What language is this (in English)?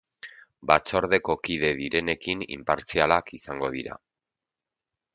Basque